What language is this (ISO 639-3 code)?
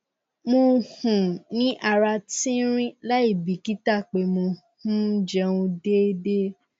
yor